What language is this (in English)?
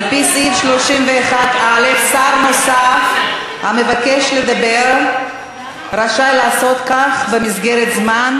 Hebrew